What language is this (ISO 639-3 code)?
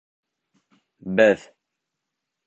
bak